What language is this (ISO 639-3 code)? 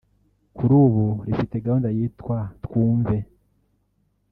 kin